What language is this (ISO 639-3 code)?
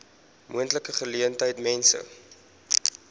afr